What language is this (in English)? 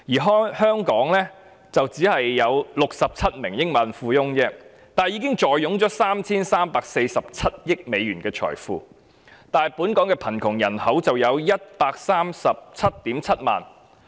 Cantonese